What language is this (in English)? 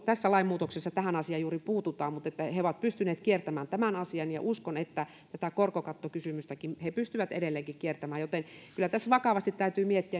Finnish